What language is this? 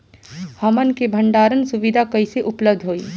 Bhojpuri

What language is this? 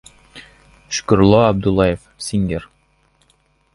Uzbek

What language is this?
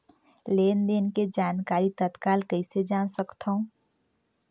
Chhattisgarhi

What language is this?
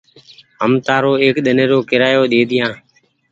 Goaria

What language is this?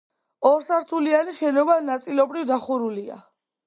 Georgian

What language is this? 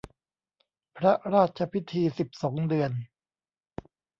Thai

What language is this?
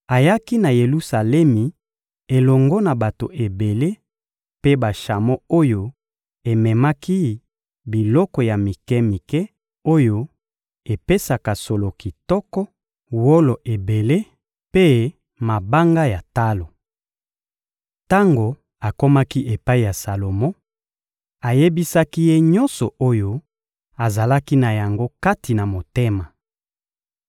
Lingala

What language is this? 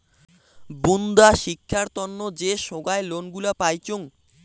Bangla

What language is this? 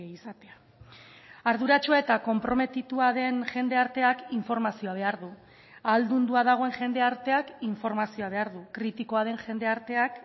Basque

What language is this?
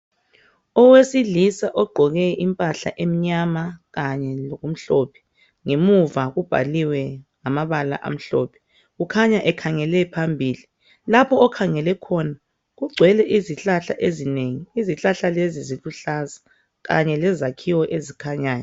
North Ndebele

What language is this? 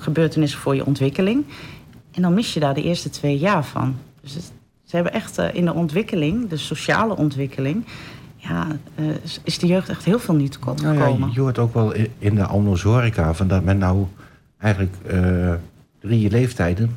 Dutch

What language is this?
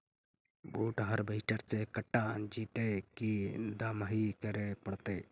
Magahi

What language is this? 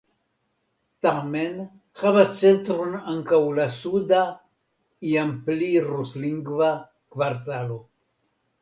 Esperanto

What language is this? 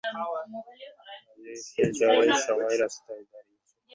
Bangla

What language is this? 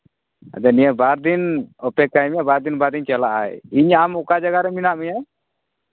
Santali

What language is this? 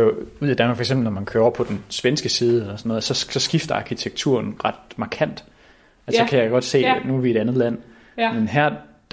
Danish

